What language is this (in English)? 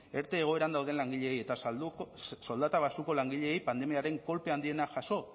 Basque